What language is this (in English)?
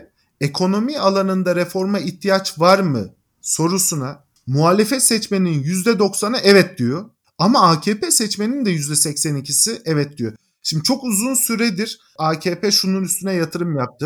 Turkish